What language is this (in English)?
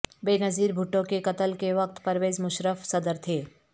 Urdu